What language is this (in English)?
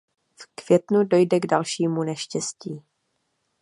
Czech